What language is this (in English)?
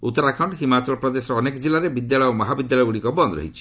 Odia